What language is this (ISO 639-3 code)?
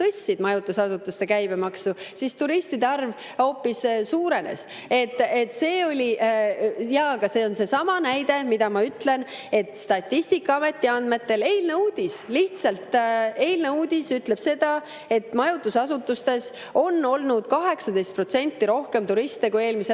est